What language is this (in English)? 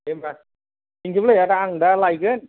Bodo